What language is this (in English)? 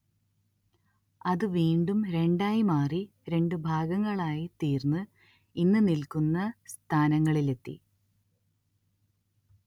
Malayalam